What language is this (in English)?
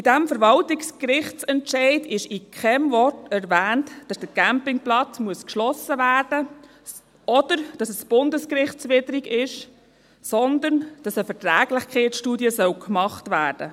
Swiss German